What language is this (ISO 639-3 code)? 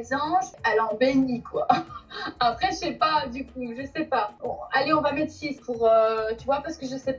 fra